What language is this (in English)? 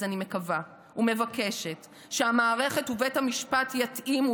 Hebrew